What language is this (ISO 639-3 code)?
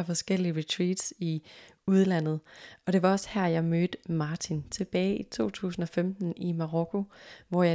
dan